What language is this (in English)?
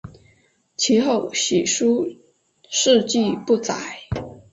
Chinese